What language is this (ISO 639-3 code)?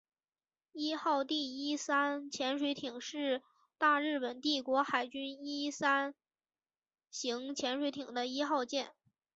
zho